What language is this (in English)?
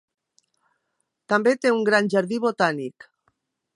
Catalan